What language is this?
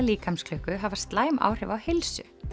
Icelandic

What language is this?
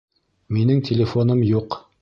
Bashkir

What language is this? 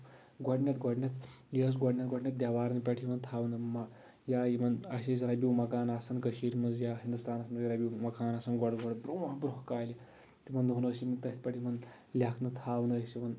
Kashmiri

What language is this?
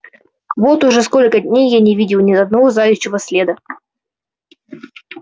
Russian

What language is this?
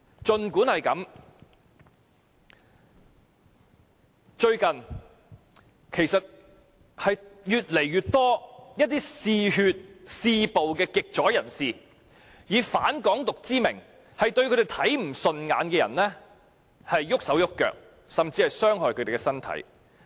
Cantonese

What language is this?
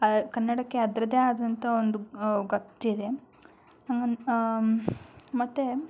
Kannada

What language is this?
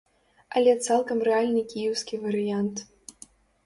Belarusian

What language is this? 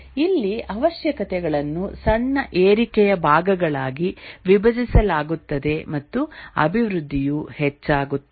Kannada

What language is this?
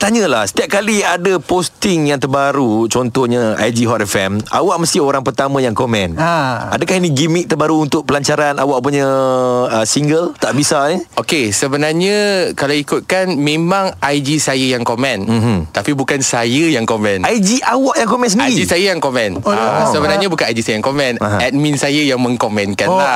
Malay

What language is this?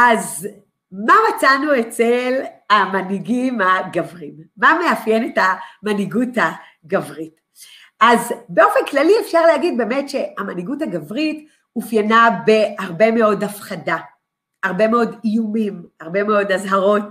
Hebrew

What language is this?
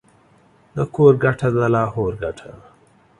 Pashto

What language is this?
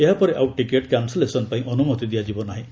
Odia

